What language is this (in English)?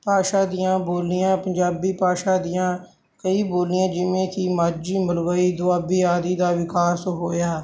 Punjabi